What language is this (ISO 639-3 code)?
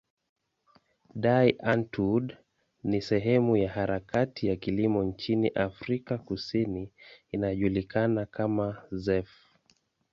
swa